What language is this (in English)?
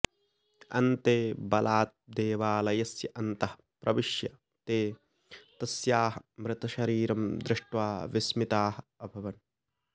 Sanskrit